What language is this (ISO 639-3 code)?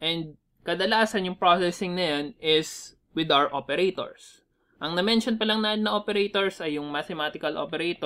fil